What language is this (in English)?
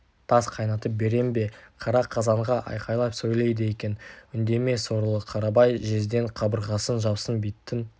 Kazakh